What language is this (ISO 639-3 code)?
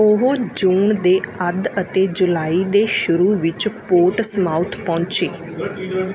pan